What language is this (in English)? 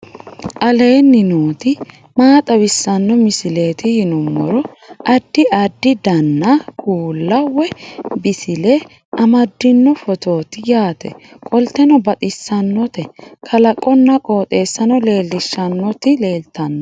Sidamo